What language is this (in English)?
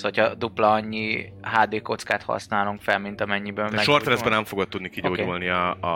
Hungarian